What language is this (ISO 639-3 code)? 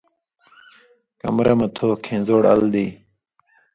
mvy